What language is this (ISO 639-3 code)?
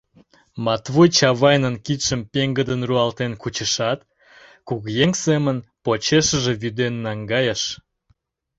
chm